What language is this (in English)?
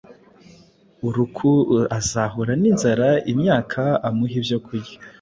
Kinyarwanda